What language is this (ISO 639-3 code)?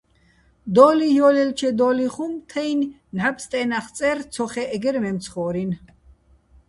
bbl